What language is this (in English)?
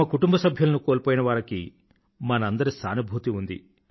Telugu